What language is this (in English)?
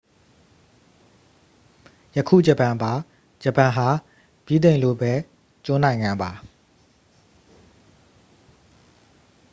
Burmese